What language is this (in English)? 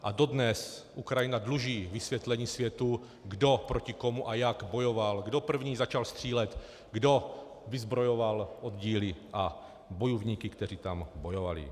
Czech